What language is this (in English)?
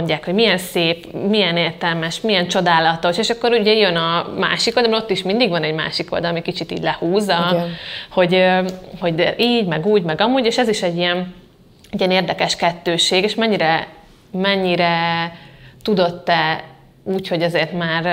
Hungarian